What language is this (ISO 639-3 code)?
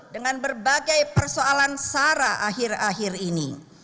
ind